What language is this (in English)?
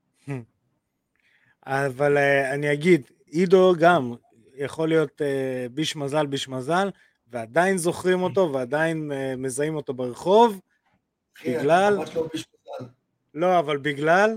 Hebrew